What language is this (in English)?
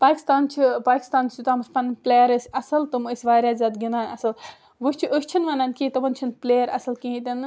Kashmiri